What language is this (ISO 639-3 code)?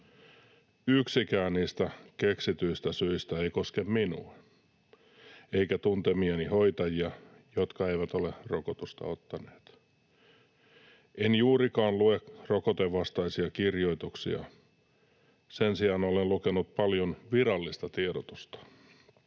fin